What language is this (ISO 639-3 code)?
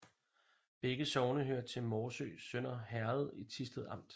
dan